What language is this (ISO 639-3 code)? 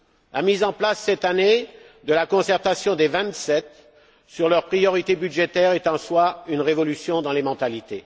fra